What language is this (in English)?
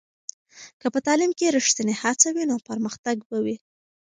Pashto